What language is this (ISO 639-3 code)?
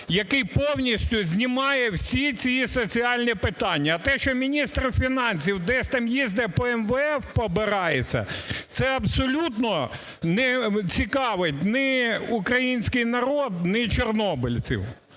ukr